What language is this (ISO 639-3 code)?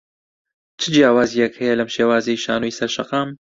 ckb